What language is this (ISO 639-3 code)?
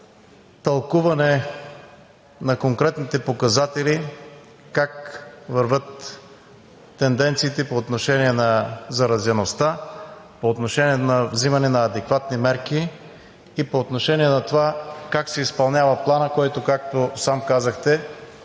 bul